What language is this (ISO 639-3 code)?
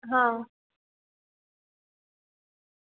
guj